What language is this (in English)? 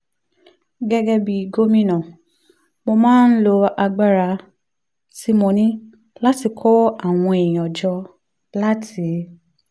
Yoruba